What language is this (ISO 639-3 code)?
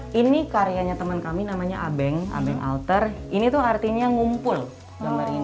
ind